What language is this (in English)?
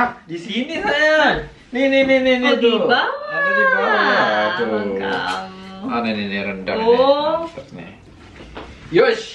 Indonesian